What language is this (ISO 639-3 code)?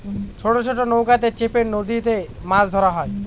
ben